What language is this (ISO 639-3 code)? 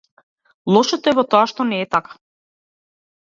mkd